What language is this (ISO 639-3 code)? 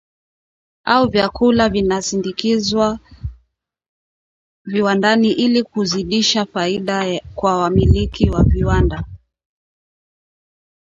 swa